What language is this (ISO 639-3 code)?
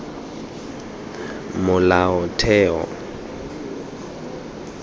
tsn